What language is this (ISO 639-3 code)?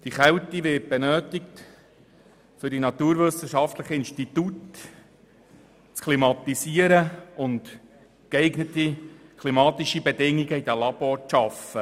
gsw